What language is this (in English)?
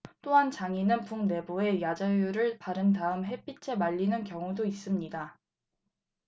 Korean